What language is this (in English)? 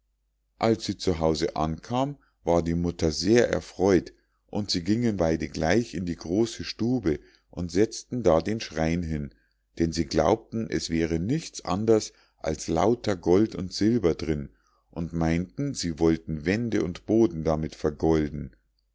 German